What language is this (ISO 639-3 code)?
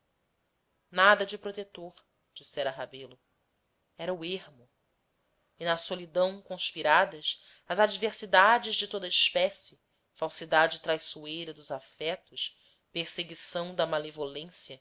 por